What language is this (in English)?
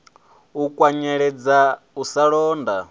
Venda